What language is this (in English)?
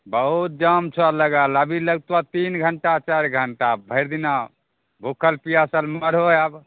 Maithili